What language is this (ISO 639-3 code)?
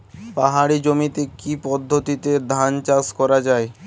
ben